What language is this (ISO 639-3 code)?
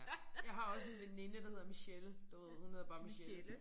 dan